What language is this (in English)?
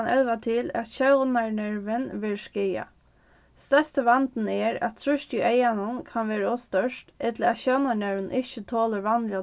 Faroese